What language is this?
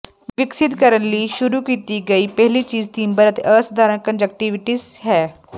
Punjabi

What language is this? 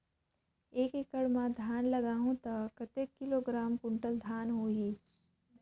Chhattisgarhi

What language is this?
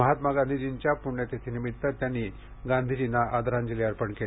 Marathi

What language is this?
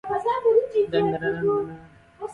Central Kurdish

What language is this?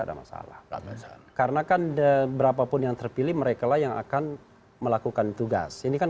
Indonesian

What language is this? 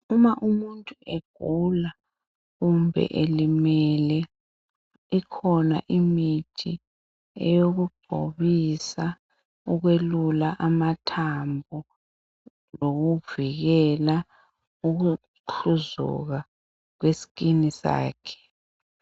North Ndebele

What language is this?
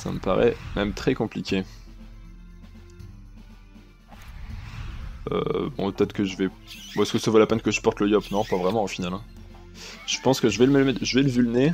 French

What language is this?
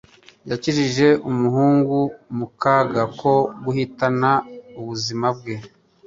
Kinyarwanda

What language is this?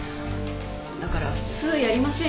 Japanese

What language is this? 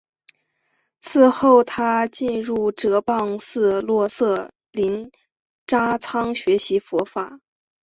Chinese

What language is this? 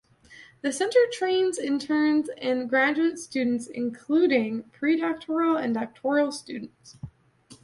English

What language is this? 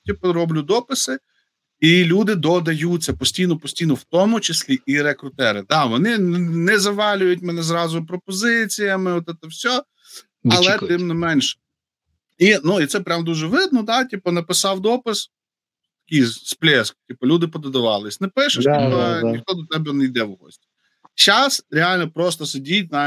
Ukrainian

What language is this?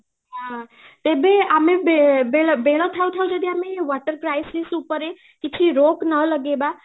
Odia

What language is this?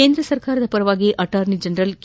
Kannada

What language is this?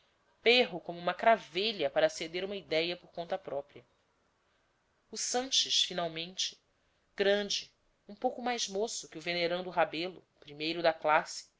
Portuguese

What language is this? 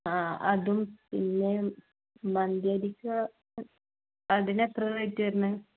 Malayalam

